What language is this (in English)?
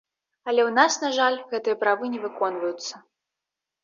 Belarusian